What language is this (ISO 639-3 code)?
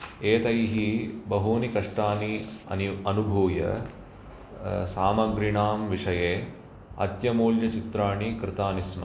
san